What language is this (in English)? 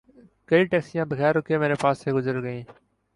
Urdu